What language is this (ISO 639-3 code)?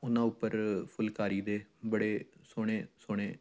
pan